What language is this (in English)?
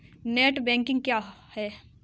Hindi